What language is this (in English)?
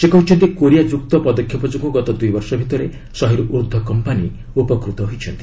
Odia